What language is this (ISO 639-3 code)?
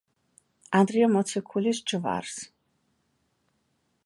kat